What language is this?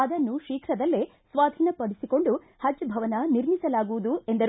Kannada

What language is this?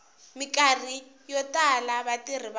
Tsonga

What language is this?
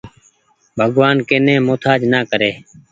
Goaria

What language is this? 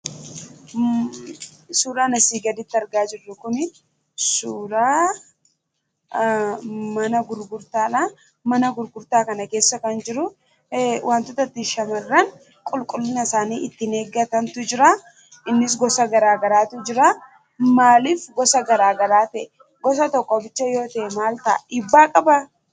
Oromo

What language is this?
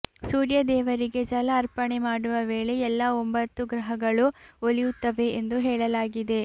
Kannada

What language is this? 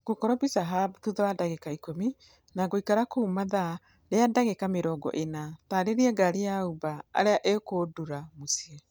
Kikuyu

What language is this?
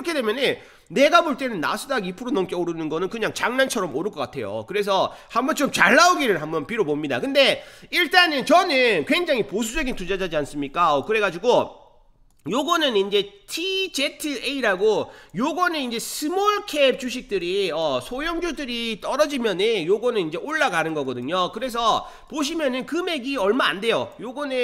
Korean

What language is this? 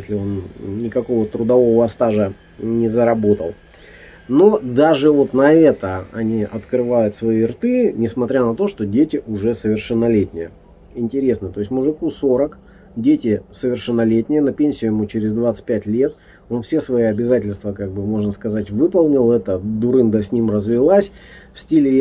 Russian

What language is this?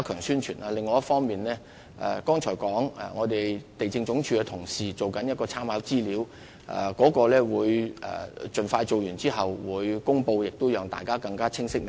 Cantonese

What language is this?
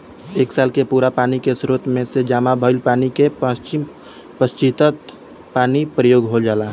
Bhojpuri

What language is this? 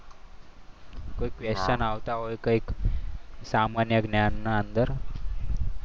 Gujarati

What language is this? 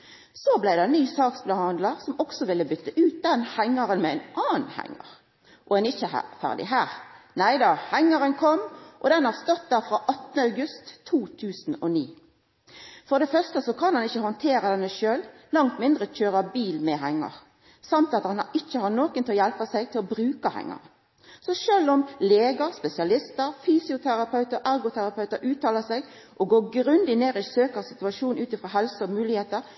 Norwegian Nynorsk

